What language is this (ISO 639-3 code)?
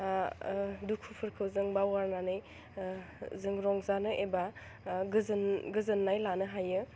brx